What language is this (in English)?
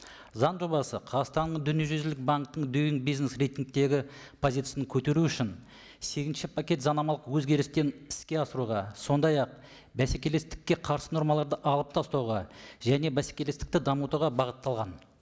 Kazakh